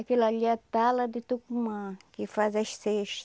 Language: Portuguese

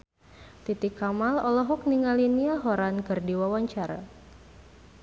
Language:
Sundanese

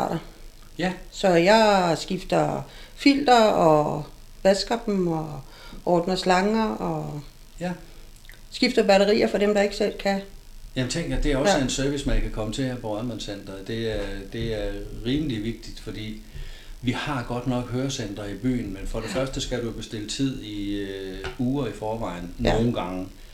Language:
Danish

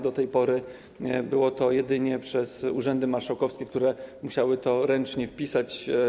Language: Polish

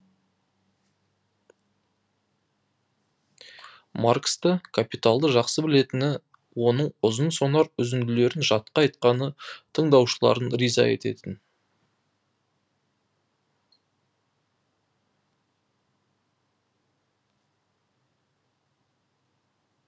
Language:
Kazakh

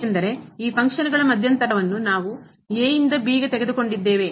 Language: Kannada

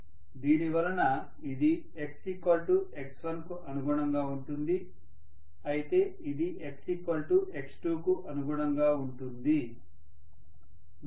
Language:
Telugu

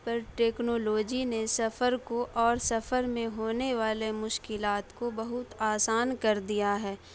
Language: Urdu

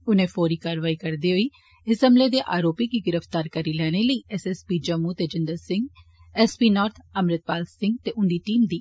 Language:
Dogri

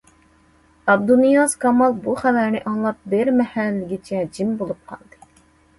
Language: Uyghur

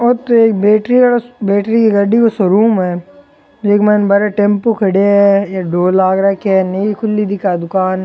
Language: Rajasthani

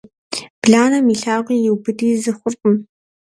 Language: Kabardian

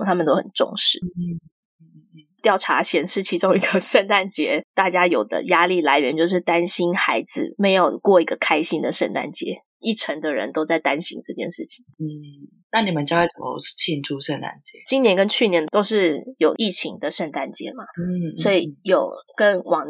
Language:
Chinese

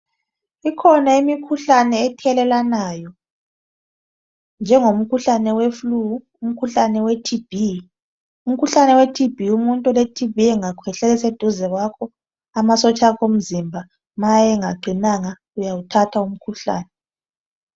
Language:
North Ndebele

